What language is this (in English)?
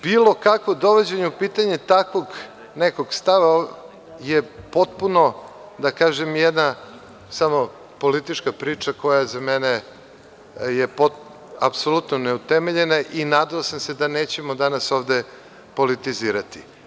Serbian